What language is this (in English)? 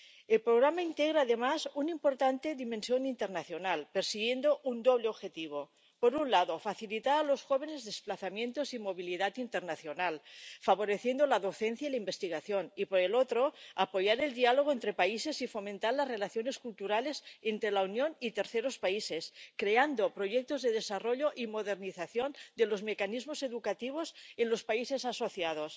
Spanish